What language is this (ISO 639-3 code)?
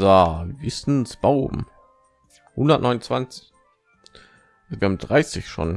deu